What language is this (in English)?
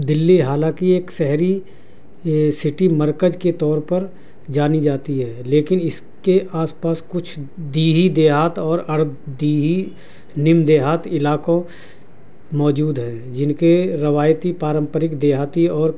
Urdu